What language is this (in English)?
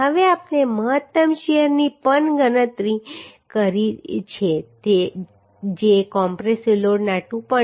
Gujarati